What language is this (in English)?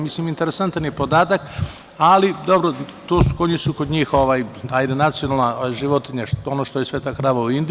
Serbian